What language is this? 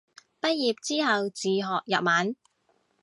Cantonese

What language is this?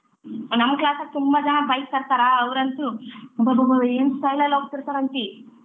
Kannada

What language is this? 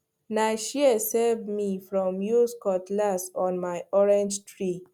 Nigerian Pidgin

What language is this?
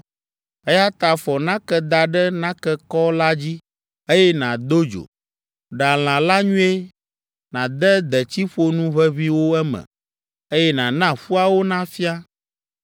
Ewe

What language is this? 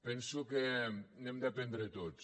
Catalan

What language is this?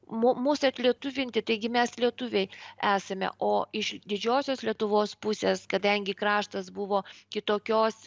Lithuanian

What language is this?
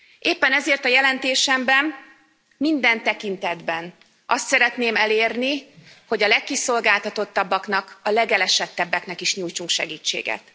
Hungarian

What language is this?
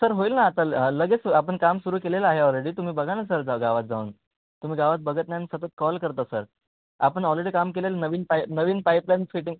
Marathi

